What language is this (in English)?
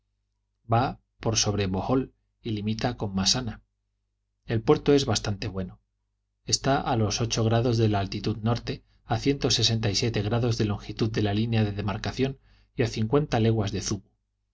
Spanish